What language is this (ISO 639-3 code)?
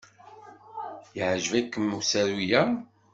kab